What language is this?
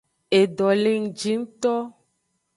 Aja (Benin)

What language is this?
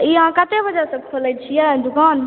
Maithili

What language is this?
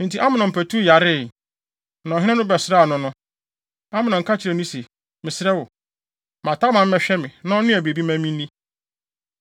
Akan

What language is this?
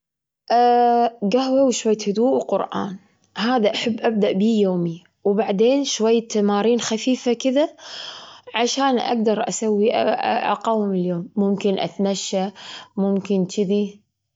Gulf Arabic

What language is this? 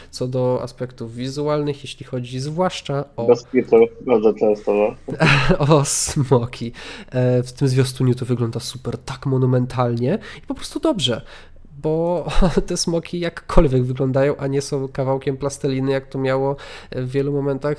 Polish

